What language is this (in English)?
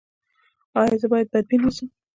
Pashto